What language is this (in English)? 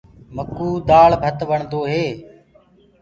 Gurgula